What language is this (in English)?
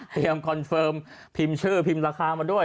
Thai